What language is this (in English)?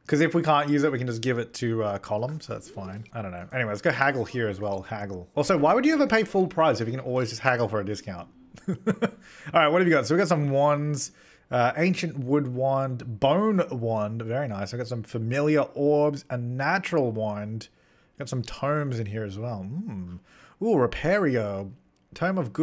English